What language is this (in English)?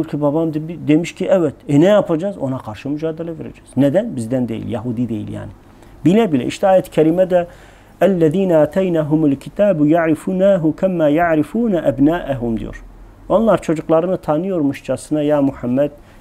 Turkish